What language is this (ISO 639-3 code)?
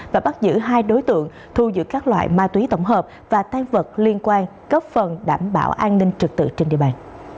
vie